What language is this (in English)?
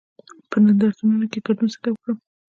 Pashto